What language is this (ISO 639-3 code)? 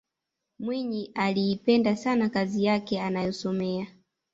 swa